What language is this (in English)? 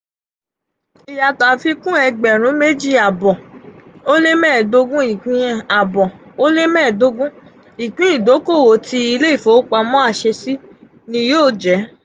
Yoruba